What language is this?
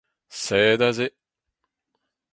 Breton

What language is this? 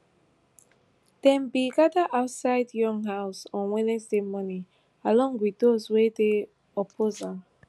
Nigerian Pidgin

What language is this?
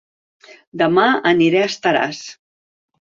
Catalan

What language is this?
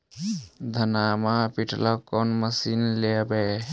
Magahi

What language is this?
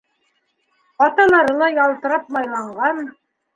Bashkir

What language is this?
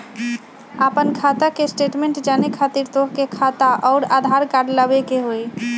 Magahi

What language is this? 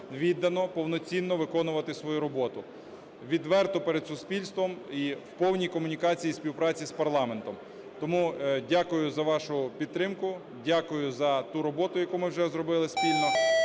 Ukrainian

